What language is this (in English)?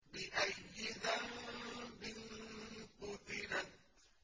Arabic